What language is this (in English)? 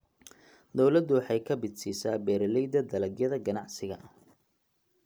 Somali